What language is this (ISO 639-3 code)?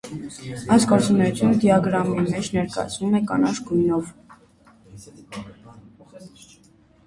hye